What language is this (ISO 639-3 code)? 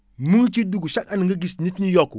wol